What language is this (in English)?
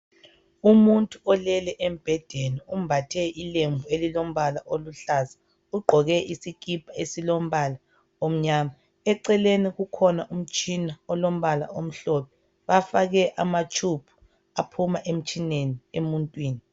North Ndebele